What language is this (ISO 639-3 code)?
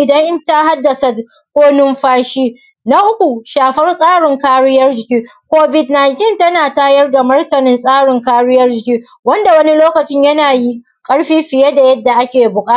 hau